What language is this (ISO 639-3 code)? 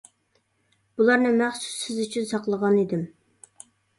uig